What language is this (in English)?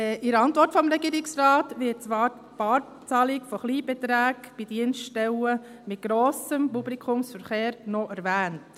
Swiss German